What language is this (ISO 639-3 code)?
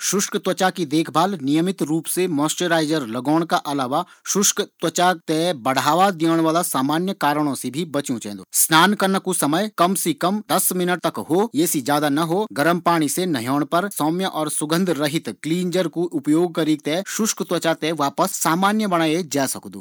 gbm